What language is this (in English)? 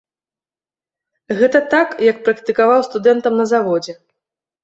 Belarusian